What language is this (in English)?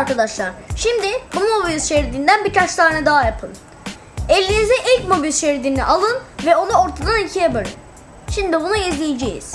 Turkish